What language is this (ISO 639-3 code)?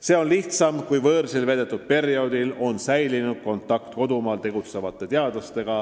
est